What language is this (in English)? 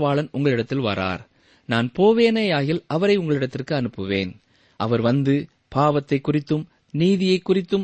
Tamil